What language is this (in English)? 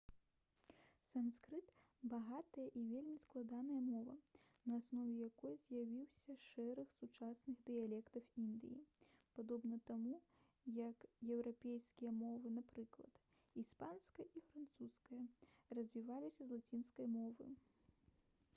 Belarusian